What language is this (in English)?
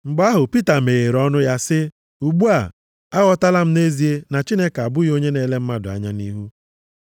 Igbo